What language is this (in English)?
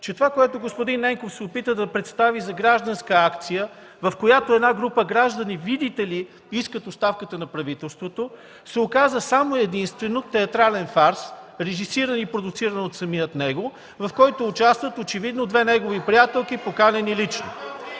Bulgarian